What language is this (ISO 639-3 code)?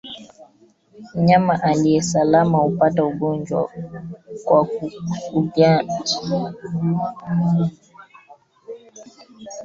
swa